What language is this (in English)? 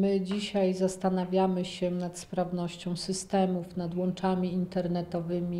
Polish